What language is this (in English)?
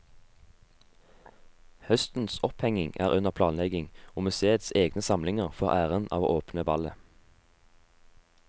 Norwegian